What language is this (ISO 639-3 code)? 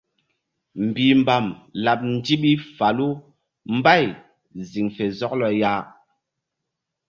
mdd